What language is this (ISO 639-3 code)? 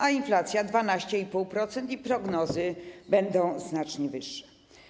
pol